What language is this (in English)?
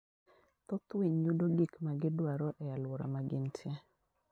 Luo (Kenya and Tanzania)